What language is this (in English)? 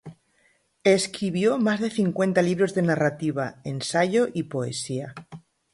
Spanish